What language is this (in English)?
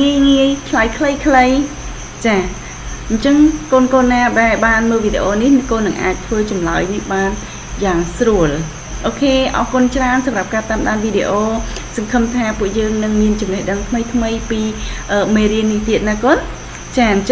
Thai